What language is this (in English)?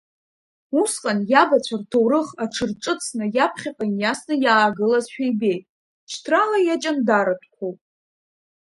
Abkhazian